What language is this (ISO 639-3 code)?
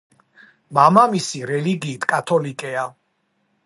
kat